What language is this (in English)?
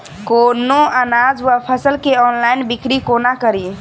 Maithili